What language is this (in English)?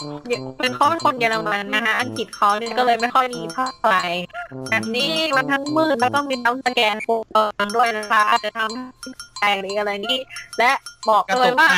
Thai